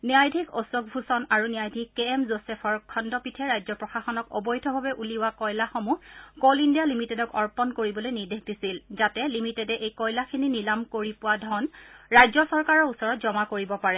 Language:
Assamese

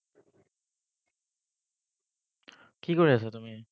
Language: Assamese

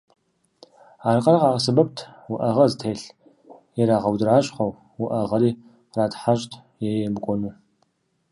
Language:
Kabardian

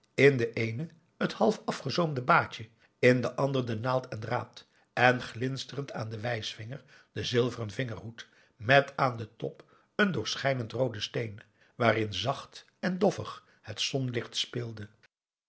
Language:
Dutch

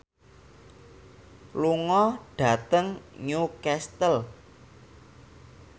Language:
Javanese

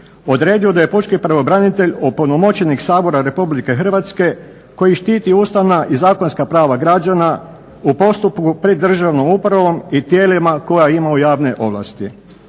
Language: Croatian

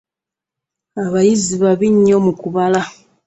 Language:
Ganda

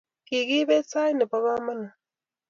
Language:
Kalenjin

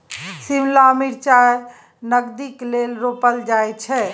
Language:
Maithili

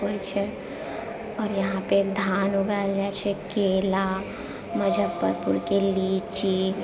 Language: Maithili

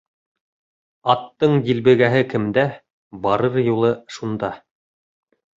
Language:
Bashkir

